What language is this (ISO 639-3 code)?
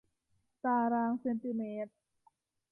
tha